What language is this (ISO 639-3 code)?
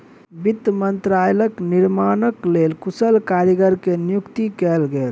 mai